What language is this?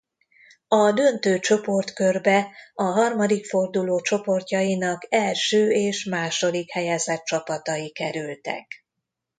Hungarian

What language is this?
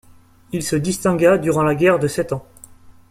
French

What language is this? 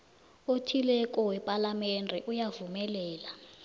South Ndebele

